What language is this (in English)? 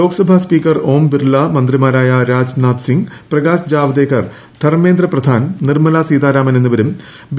Malayalam